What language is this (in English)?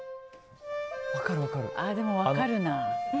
Japanese